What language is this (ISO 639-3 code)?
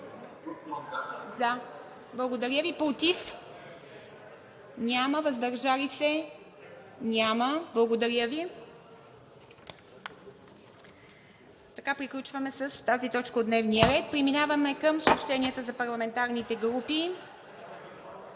bul